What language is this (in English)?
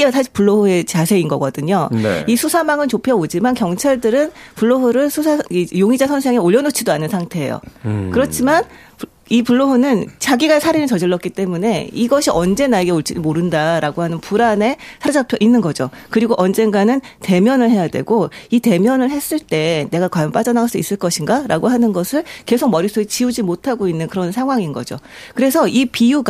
Korean